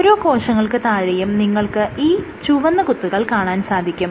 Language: Malayalam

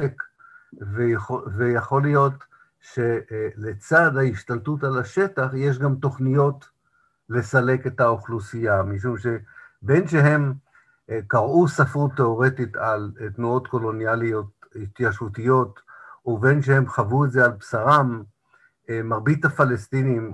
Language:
Hebrew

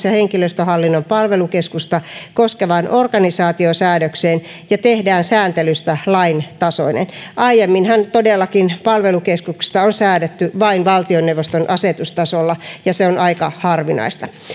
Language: Finnish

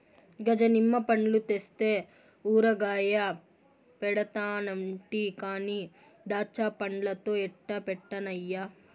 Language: Telugu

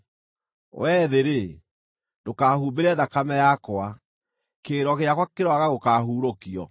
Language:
Kikuyu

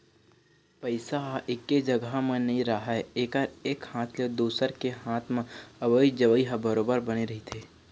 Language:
Chhattisgarhi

